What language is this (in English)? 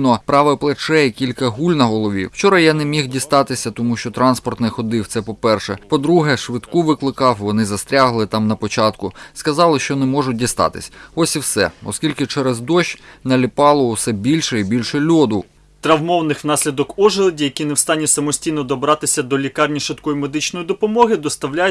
Ukrainian